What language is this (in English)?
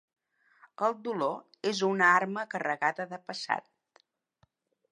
Catalan